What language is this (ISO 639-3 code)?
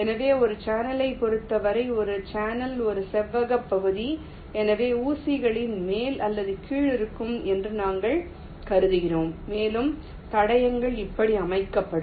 tam